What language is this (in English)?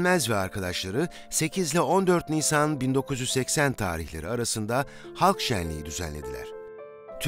Turkish